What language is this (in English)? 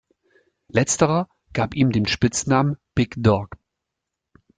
German